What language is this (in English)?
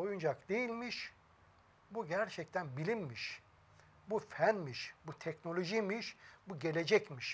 Turkish